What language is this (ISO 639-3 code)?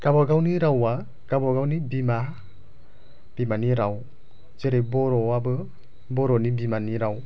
brx